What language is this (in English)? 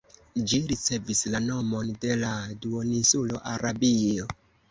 Esperanto